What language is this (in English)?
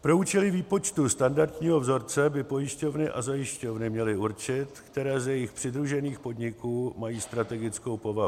Czech